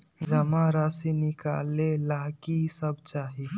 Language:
Magahi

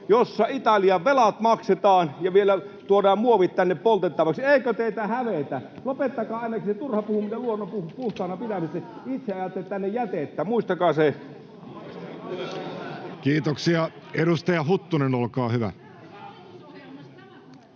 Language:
Finnish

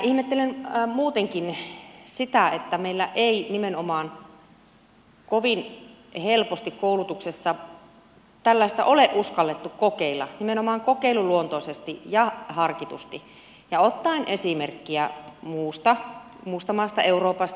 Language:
Finnish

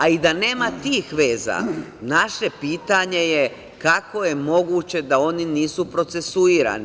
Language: Serbian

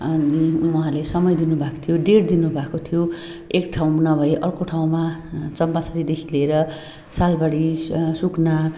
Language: Nepali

